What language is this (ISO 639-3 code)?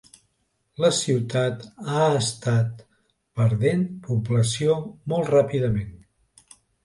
cat